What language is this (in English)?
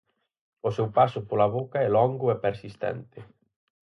Galician